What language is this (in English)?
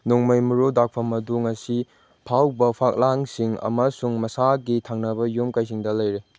Manipuri